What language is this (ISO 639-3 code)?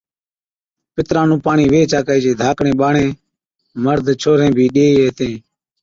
odk